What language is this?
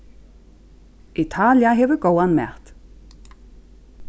Faroese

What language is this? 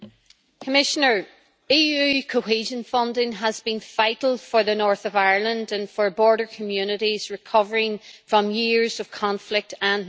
English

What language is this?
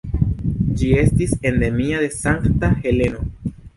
Esperanto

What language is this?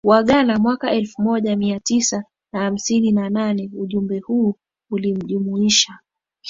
Swahili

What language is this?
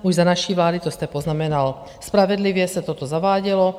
Czech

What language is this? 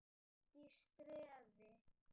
Icelandic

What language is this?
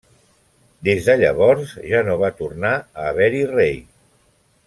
Catalan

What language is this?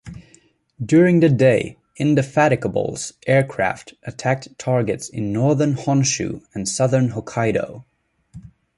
English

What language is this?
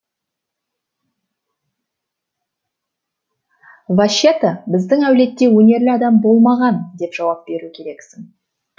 Kazakh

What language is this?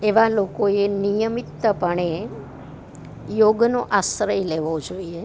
Gujarati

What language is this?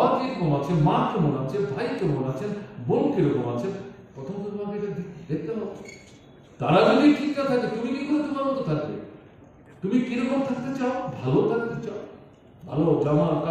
Turkish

